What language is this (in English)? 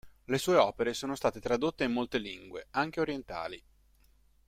Italian